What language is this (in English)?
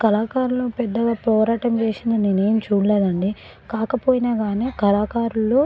Telugu